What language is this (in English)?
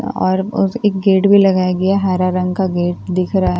Hindi